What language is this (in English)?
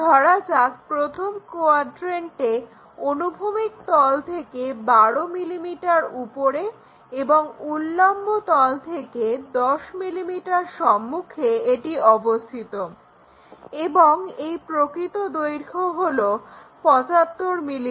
Bangla